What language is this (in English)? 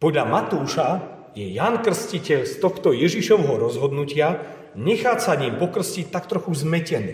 Slovak